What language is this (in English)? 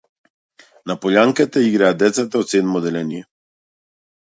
Macedonian